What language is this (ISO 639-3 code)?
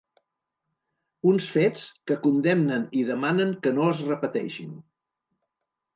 cat